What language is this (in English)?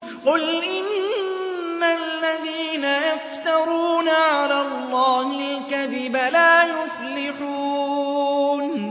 Arabic